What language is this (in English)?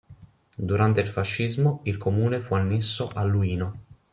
Italian